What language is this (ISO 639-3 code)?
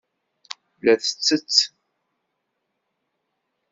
kab